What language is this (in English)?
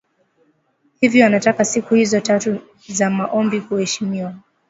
Swahili